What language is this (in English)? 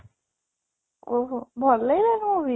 Odia